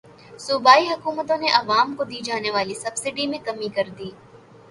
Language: Urdu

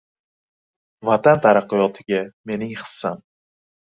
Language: Uzbek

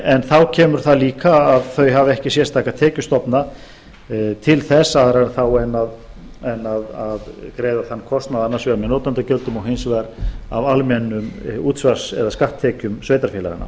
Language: Icelandic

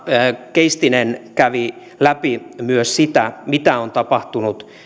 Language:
Finnish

